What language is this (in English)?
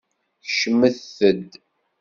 Kabyle